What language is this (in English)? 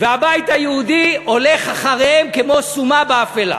Hebrew